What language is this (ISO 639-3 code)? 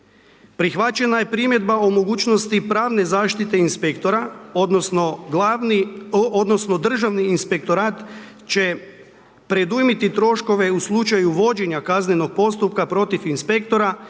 hrv